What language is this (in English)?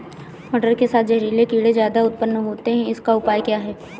Hindi